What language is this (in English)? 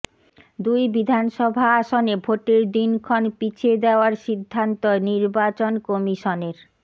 Bangla